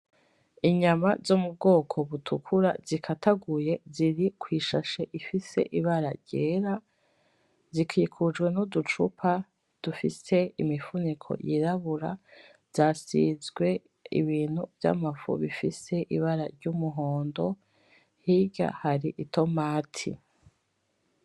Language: Rundi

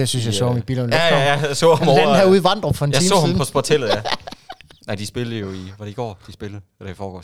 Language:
Danish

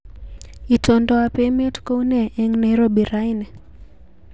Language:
Kalenjin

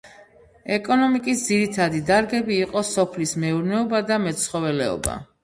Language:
Georgian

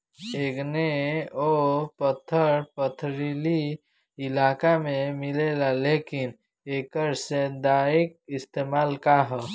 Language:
Bhojpuri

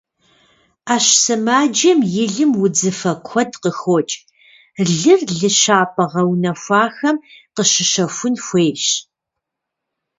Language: Kabardian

